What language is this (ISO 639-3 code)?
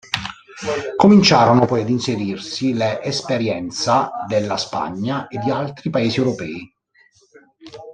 ita